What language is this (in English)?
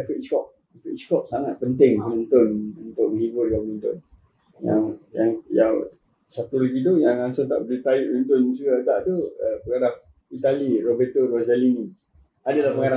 Malay